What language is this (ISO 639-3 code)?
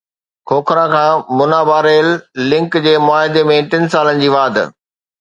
snd